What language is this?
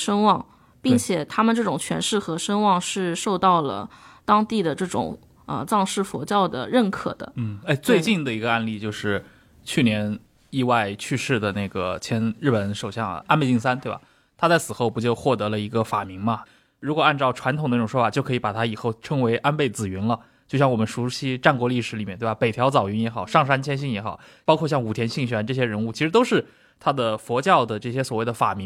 Chinese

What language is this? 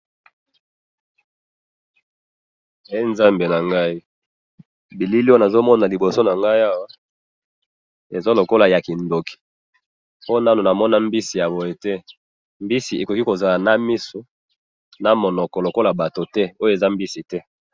Lingala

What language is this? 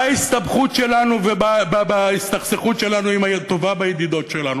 Hebrew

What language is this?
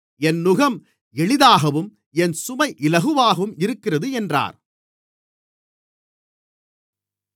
Tamil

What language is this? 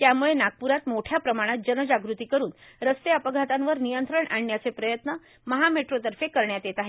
Marathi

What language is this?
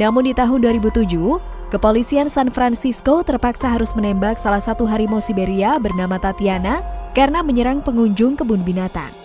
Indonesian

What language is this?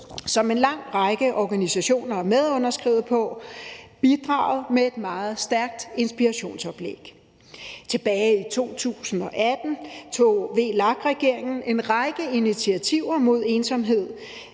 Danish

